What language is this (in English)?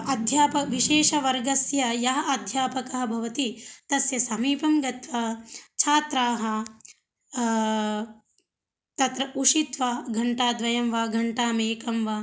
Sanskrit